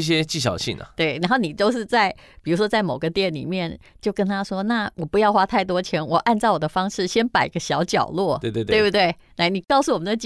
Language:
Chinese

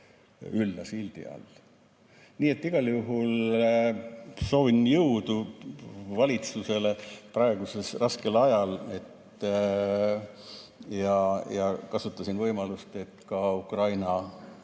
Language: Estonian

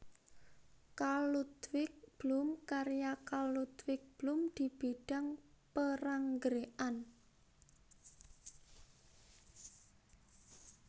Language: Javanese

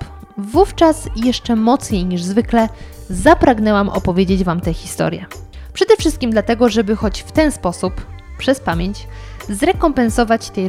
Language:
Polish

